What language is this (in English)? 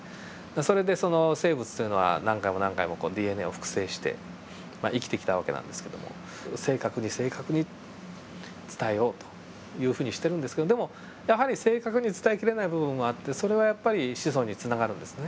Japanese